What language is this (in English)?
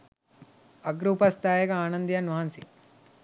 Sinhala